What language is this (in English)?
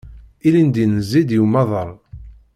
Kabyle